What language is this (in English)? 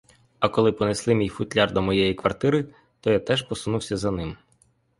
Ukrainian